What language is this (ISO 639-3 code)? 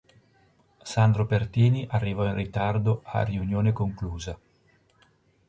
ita